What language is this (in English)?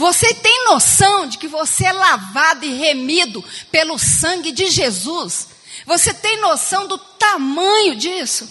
Portuguese